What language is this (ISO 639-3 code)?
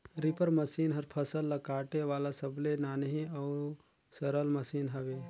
hne